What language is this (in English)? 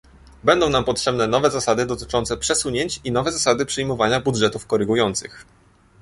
Polish